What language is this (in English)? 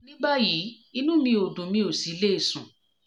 Yoruba